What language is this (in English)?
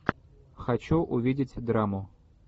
Russian